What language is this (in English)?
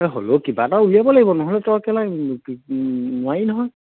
Assamese